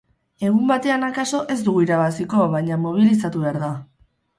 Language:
Basque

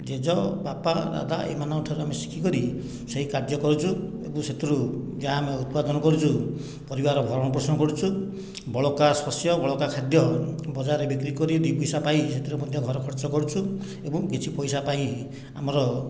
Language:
Odia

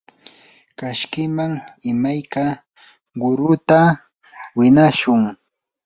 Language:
Yanahuanca Pasco Quechua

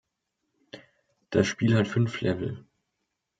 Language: German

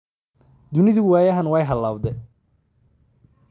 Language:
Somali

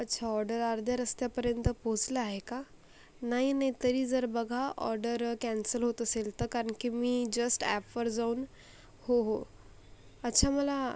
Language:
Marathi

